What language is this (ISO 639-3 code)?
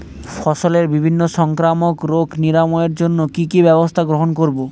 ben